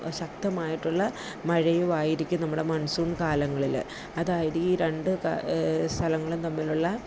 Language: Malayalam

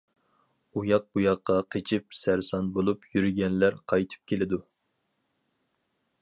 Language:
Uyghur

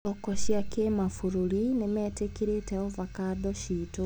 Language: Kikuyu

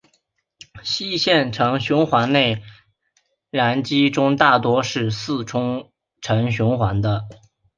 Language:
Chinese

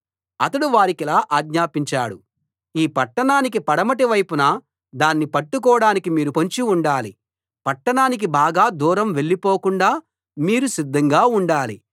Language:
Telugu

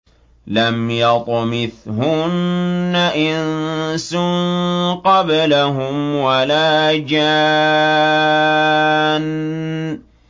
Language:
Arabic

